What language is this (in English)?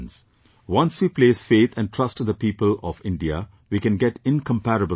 English